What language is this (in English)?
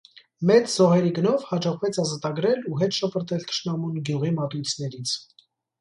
Armenian